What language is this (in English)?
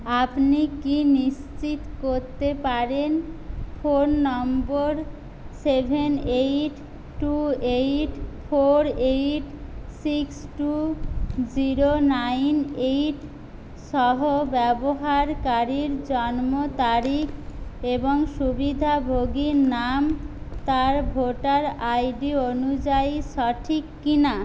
Bangla